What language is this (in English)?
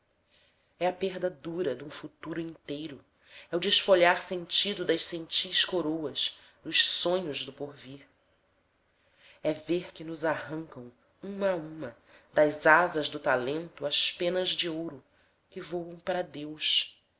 Portuguese